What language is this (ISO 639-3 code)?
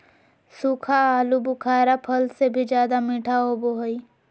mag